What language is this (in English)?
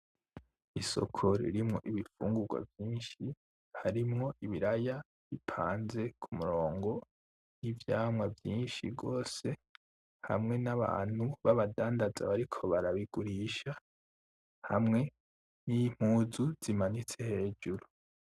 Rundi